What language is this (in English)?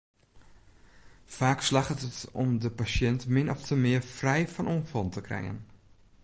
Western Frisian